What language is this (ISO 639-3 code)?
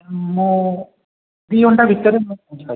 ori